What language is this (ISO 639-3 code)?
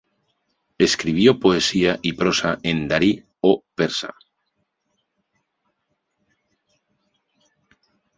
spa